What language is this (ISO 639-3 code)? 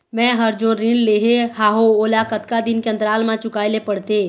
hne